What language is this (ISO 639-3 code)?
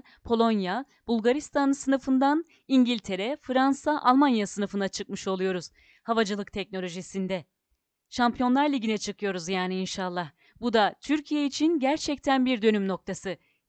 tur